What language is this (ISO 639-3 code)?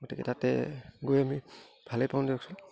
asm